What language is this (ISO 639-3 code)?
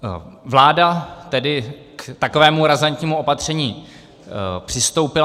ces